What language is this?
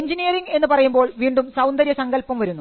Malayalam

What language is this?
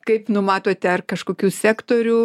Lithuanian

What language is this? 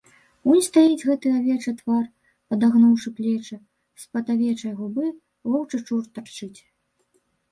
Belarusian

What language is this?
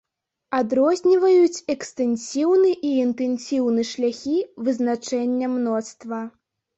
Belarusian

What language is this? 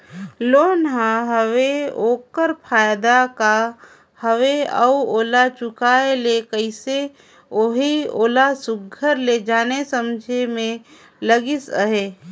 Chhattisgarhi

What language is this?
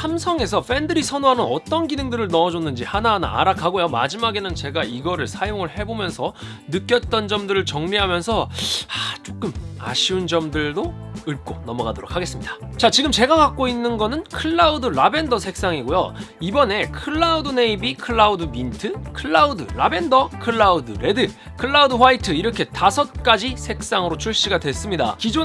Korean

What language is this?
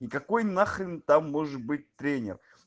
Russian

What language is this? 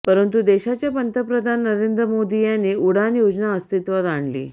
Marathi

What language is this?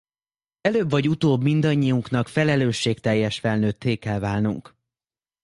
Hungarian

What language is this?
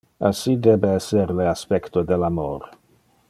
Interlingua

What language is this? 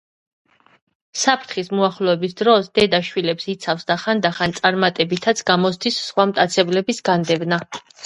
Georgian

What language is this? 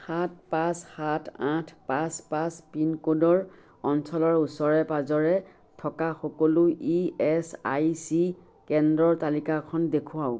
Assamese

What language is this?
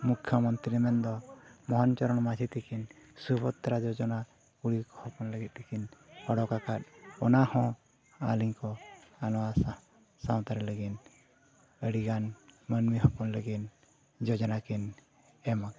Santali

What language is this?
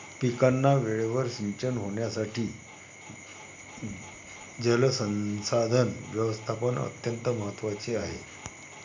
Marathi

